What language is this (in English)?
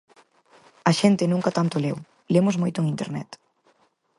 Galician